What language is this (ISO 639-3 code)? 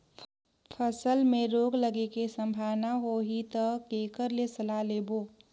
hne